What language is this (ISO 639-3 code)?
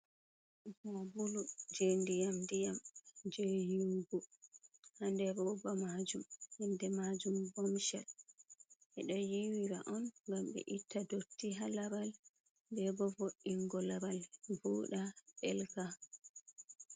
ful